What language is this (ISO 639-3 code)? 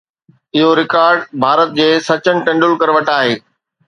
snd